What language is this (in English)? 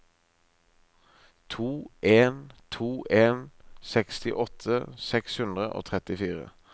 Norwegian